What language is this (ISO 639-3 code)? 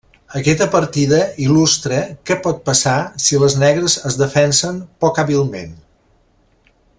cat